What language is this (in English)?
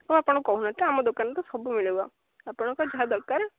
Odia